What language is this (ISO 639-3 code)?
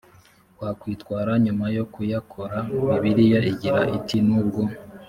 kin